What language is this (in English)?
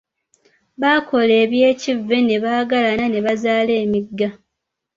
Ganda